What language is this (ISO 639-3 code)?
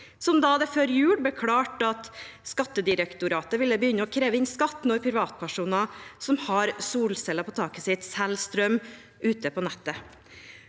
nor